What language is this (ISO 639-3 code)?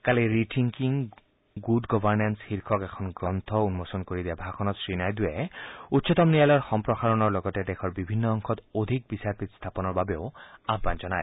asm